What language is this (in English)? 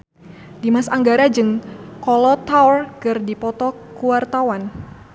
Sundanese